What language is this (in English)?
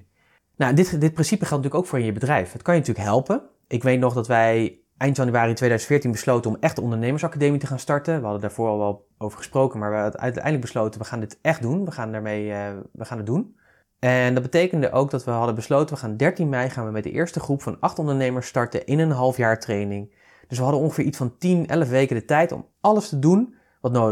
Dutch